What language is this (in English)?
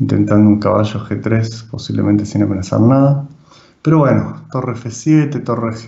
Spanish